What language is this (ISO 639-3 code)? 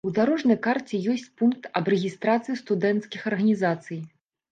bel